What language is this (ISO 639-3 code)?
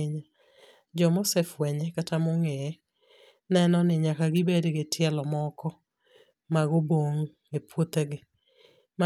luo